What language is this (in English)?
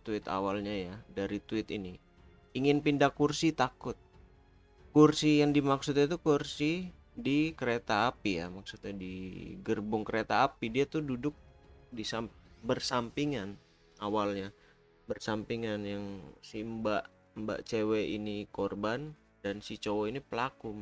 Indonesian